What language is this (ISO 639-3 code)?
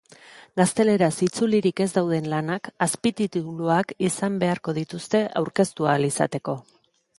eus